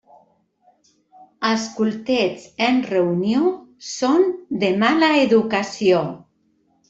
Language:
Catalan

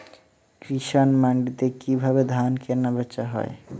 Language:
Bangla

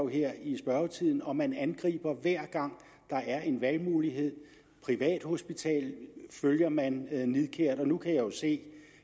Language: Danish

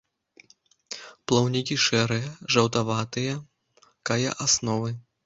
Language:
Belarusian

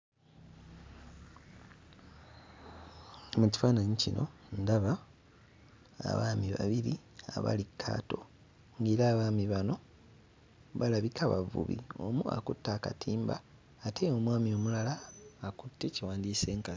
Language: Ganda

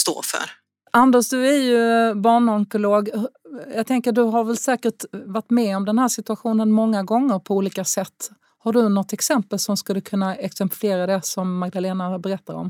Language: Swedish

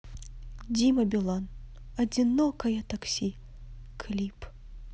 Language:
Russian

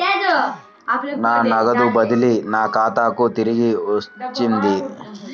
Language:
Telugu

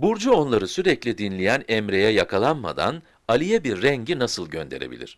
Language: Turkish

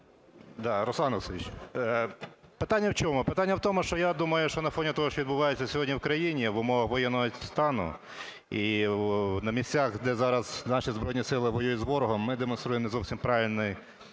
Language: Ukrainian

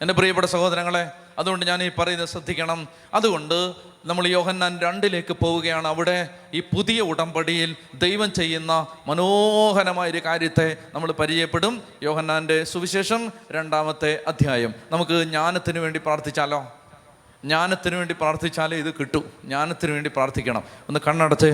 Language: Malayalam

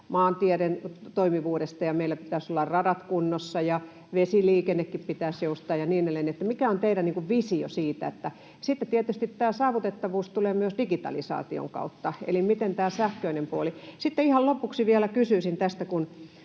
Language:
Finnish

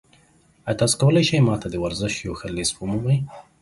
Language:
Pashto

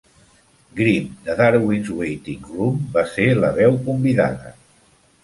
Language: Catalan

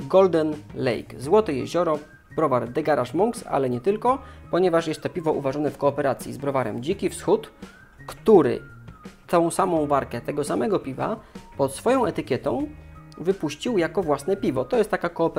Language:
Polish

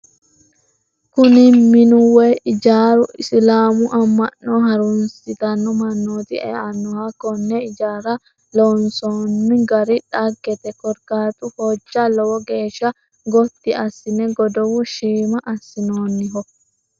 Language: Sidamo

